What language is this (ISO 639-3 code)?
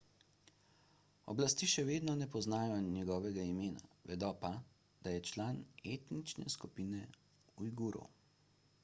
slv